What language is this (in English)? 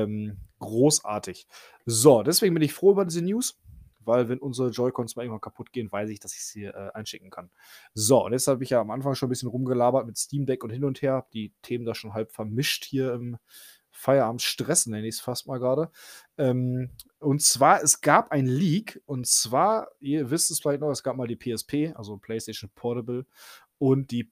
German